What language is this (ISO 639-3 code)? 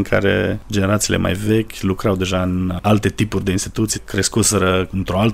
ron